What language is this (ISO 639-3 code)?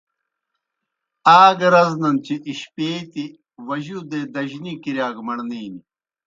plk